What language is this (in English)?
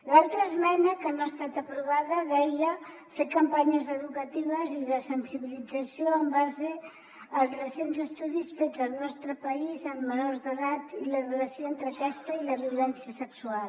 Catalan